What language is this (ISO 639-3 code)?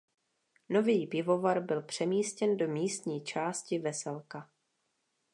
ces